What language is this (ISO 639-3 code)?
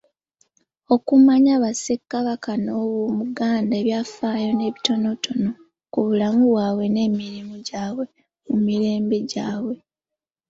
lug